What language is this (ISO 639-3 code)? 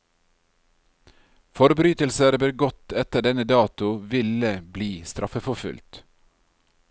nor